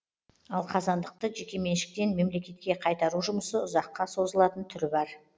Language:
Kazakh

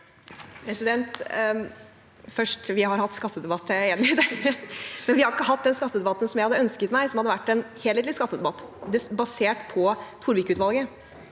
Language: Norwegian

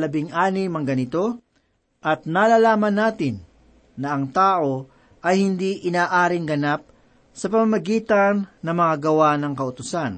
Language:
Filipino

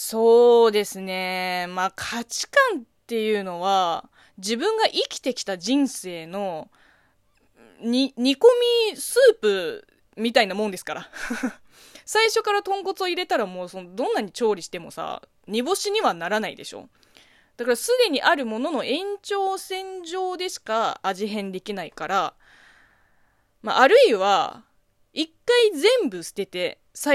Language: Japanese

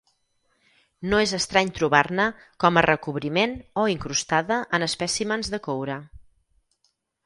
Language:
Catalan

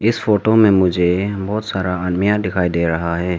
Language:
Hindi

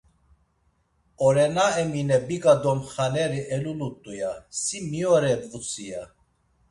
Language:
Laz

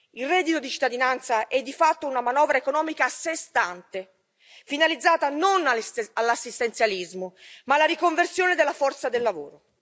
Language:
Italian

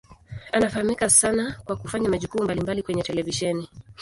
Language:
Swahili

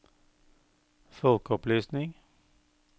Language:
Norwegian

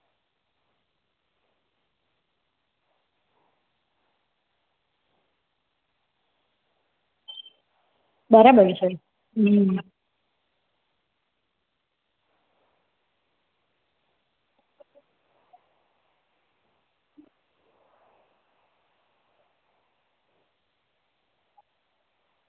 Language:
Gujarati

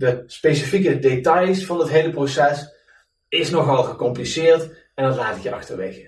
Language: Dutch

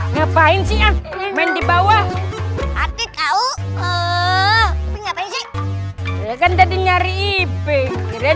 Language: Indonesian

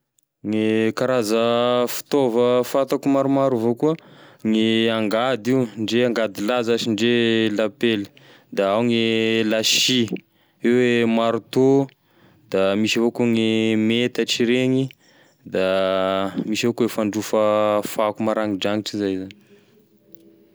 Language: Tesaka Malagasy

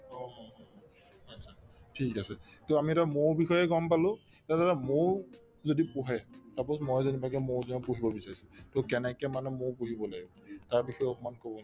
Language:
Assamese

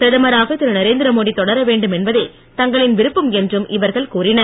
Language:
Tamil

